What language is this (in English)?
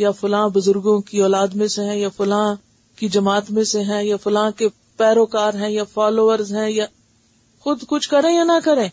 Urdu